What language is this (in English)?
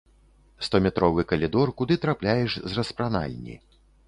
Belarusian